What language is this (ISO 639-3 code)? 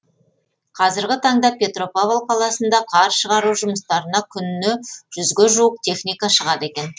kaz